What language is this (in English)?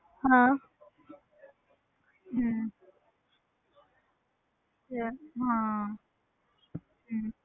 Punjabi